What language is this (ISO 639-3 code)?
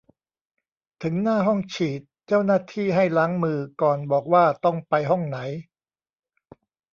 tha